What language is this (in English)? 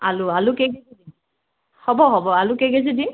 Assamese